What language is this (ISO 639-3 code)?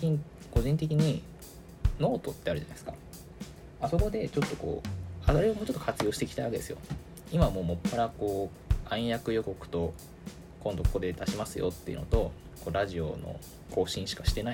jpn